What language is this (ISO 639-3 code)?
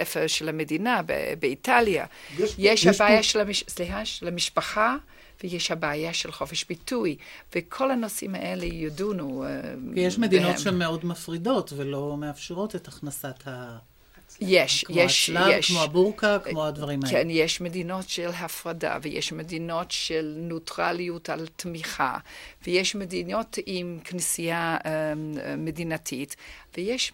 heb